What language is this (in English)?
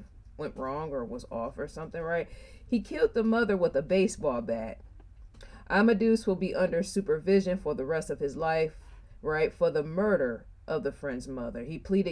English